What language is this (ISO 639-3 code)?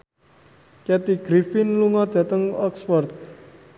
jav